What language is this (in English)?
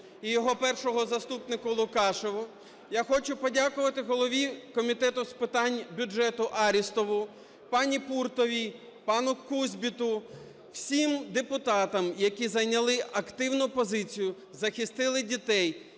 Ukrainian